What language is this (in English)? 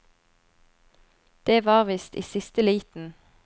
Norwegian